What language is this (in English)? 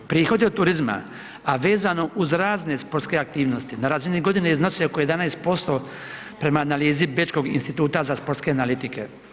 Croatian